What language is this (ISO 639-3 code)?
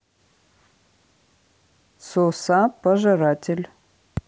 rus